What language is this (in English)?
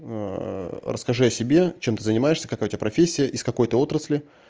Russian